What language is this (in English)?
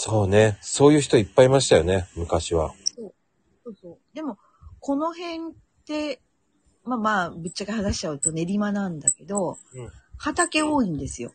Japanese